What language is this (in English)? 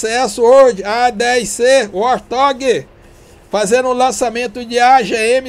Portuguese